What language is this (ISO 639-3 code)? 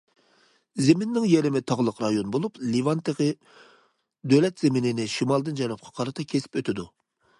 uig